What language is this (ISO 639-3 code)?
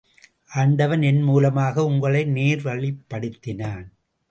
tam